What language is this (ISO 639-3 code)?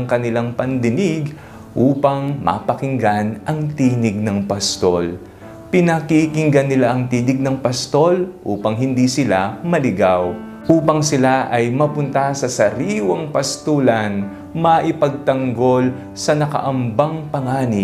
fil